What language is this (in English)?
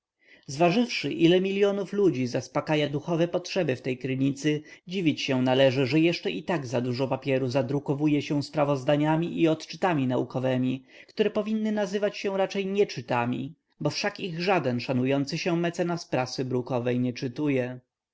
Polish